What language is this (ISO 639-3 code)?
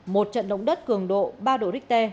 vie